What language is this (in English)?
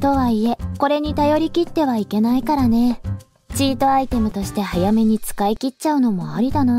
Japanese